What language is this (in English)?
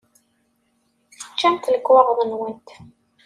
Kabyle